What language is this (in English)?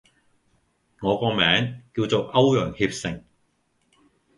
Cantonese